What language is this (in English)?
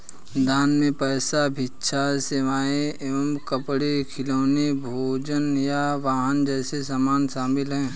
Hindi